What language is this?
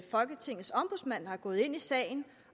Danish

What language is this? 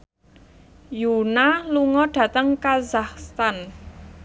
Javanese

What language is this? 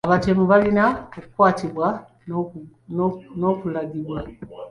Ganda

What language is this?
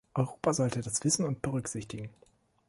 German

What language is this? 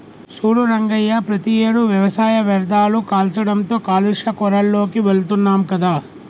Telugu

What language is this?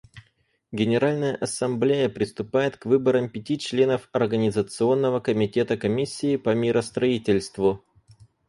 Russian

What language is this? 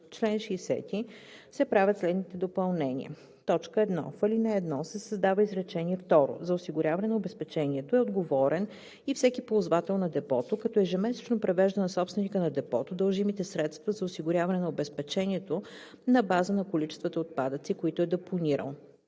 Bulgarian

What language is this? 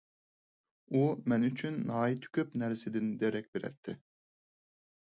Uyghur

